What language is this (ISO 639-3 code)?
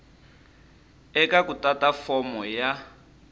tso